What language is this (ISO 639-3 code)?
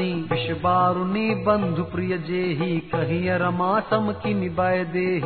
hin